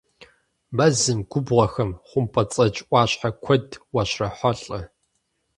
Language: Kabardian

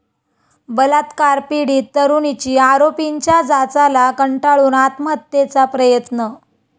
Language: Marathi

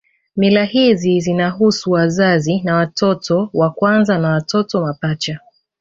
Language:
Swahili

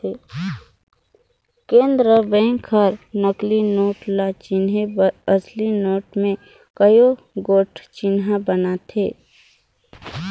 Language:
Chhattisgarhi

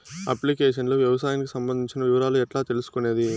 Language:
Telugu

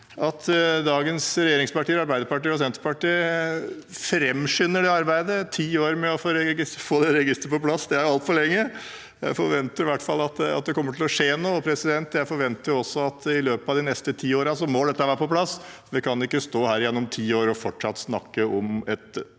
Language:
Norwegian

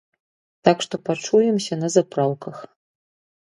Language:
Belarusian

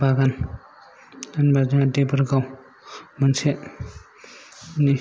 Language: Bodo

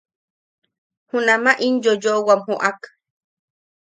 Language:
Yaqui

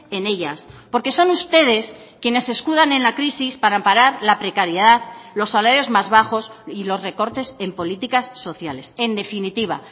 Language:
Spanish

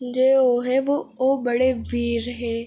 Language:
Dogri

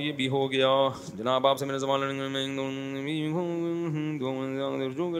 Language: Urdu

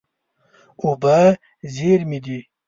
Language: Pashto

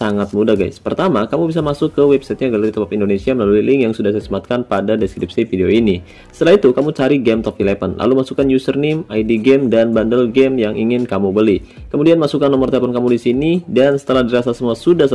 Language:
Indonesian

